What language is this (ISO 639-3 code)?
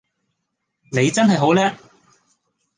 yue